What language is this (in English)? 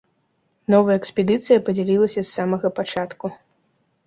Belarusian